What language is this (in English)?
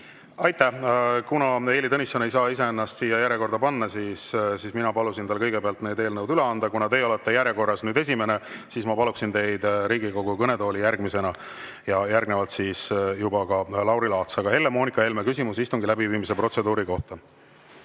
Estonian